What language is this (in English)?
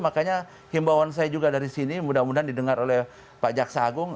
Indonesian